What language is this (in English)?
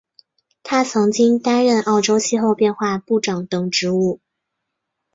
Chinese